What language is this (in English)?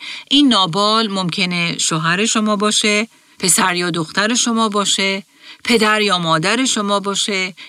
Persian